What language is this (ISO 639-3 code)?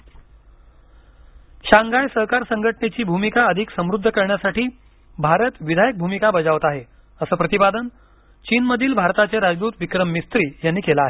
mar